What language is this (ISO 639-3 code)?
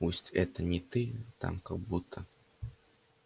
rus